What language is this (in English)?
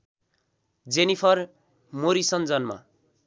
Nepali